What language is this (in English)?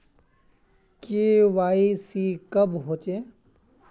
Magahi